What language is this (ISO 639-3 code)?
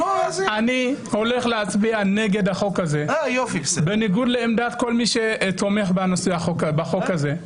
heb